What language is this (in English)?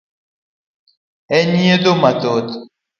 Luo (Kenya and Tanzania)